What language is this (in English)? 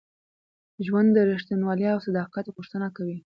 Pashto